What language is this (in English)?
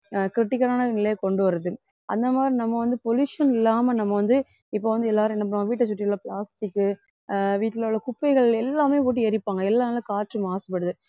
Tamil